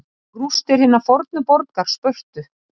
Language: Icelandic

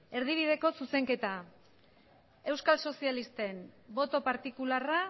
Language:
Basque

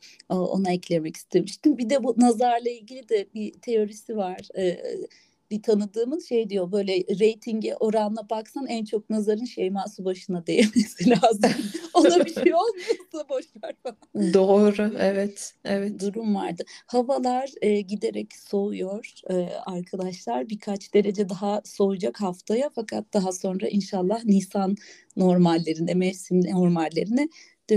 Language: Turkish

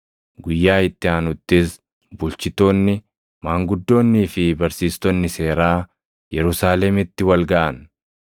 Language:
Oromo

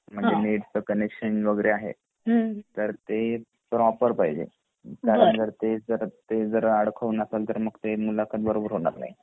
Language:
Marathi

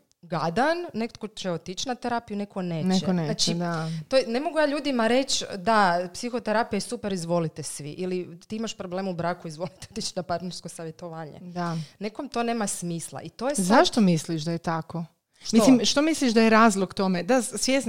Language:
Croatian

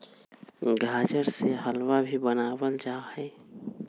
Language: Magahi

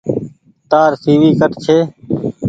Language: Goaria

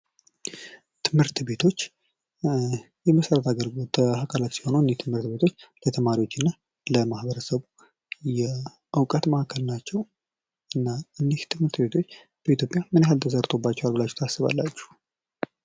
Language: Amharic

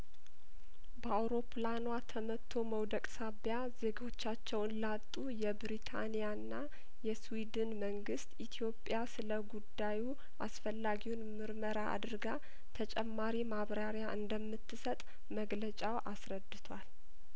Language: Amharic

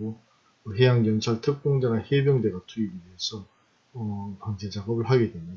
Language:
Korean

